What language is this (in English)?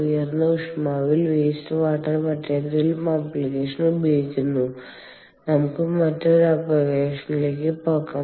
Malayalam